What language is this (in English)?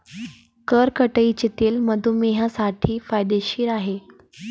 Marathi